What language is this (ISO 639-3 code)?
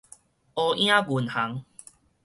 nan